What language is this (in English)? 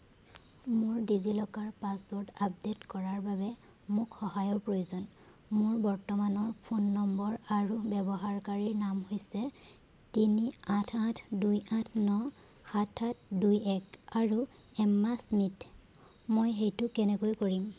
Assamese